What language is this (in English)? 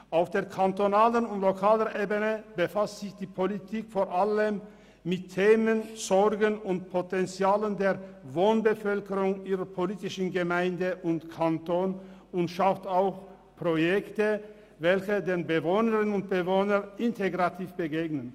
Swiss German